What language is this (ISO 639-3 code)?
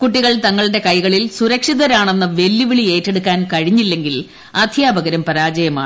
mal